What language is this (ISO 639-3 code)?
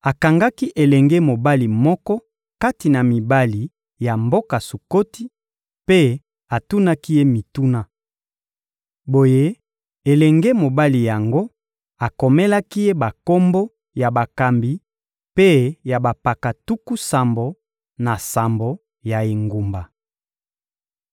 lin